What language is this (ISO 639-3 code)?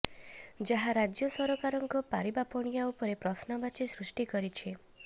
ori